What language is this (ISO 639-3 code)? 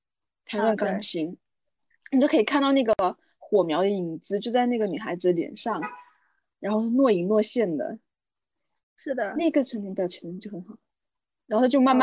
zho